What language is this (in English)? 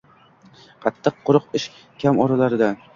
Uzbek